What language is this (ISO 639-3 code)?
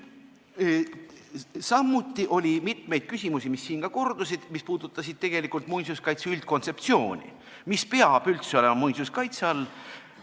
est